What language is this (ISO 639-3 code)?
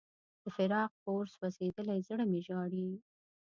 pus